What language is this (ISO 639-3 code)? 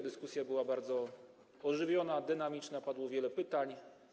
pol